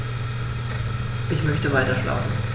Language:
German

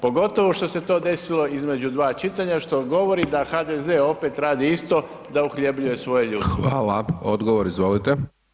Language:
Croatian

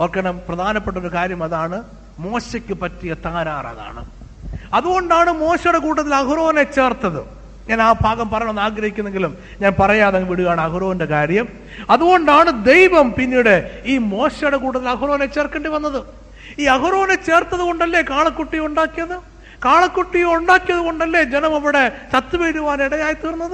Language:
Malayalam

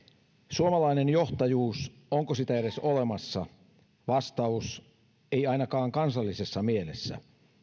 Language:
Finnish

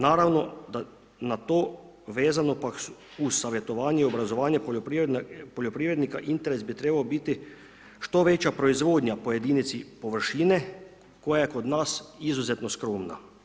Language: Croatian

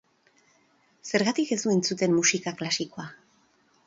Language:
Basque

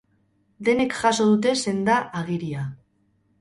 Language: Basque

